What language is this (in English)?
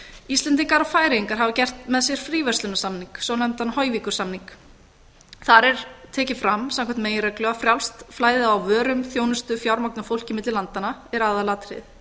Icelandic